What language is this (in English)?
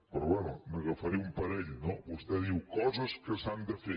Catalan